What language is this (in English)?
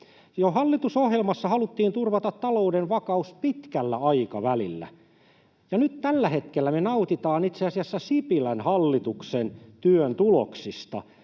Finnish